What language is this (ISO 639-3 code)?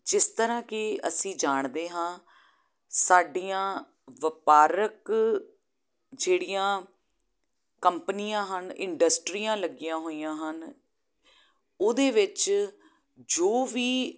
pan